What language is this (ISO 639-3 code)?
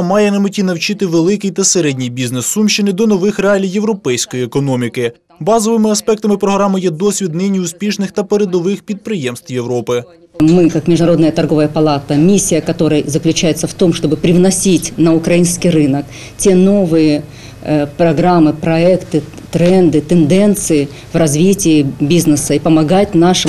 ukr